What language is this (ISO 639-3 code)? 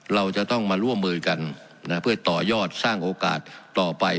tha